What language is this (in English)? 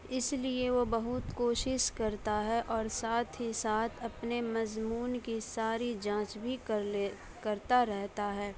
Urdu